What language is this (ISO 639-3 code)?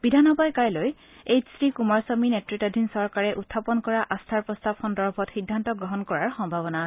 asm